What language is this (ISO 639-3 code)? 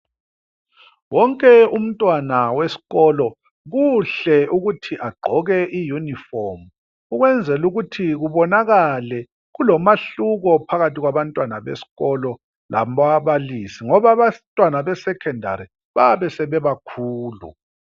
nde